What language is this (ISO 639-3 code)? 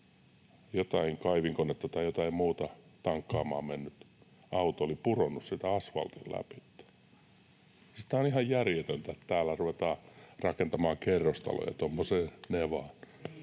fin